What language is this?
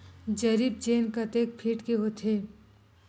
Chhattisgarhi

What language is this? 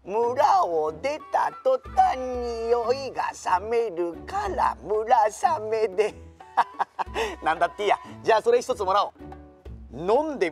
Japanese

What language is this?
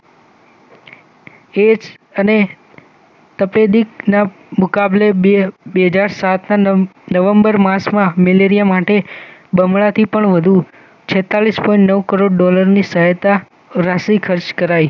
Gujarati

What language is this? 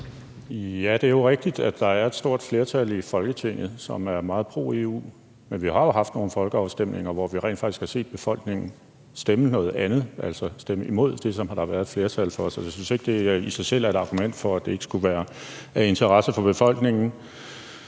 Danish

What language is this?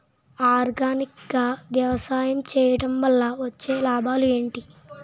Telugu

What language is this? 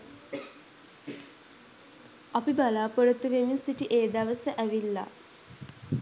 Sinhala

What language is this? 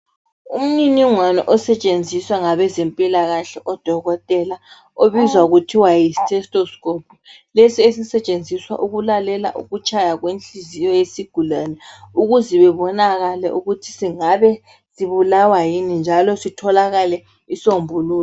North Ndebele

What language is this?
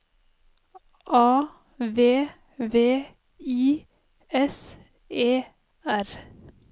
Norwegian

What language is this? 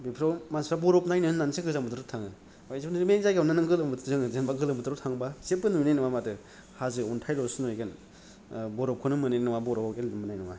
Bodo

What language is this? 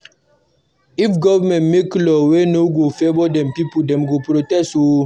Nigerian Pidgin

